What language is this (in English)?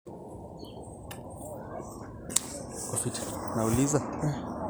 Masai